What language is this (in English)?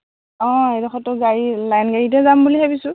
Assamese